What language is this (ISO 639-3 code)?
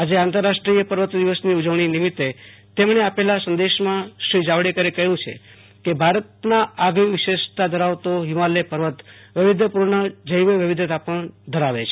guj